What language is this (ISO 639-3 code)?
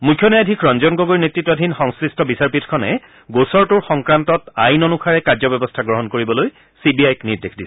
asm